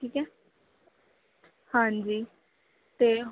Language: Punjabi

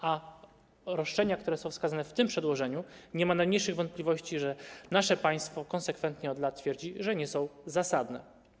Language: Polish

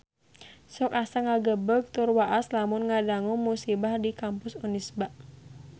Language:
Sundanese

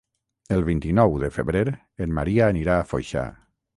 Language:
Catalan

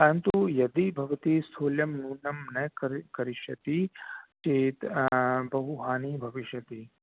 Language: Sanskrit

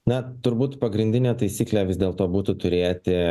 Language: Lithuanian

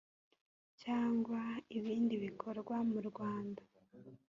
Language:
Kinyarwanda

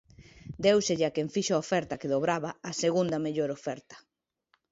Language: Galician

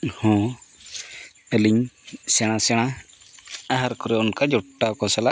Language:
Santali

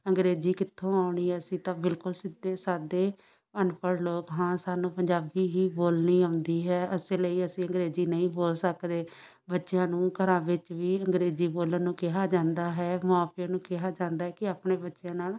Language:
Punjabi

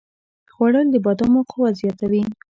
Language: Pashto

